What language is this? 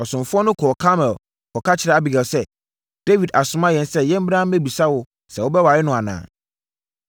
Akan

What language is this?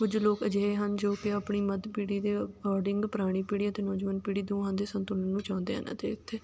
Punjabi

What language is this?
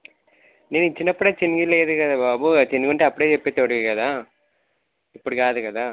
Telugu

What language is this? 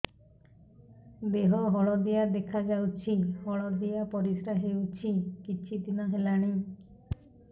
Odia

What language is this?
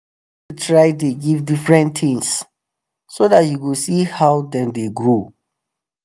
Nigerian Pidgin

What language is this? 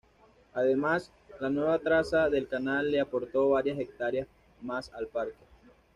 Spanish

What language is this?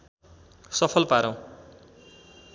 Nepali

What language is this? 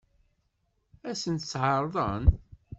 Kabyle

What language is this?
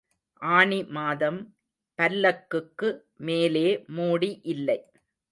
Tamil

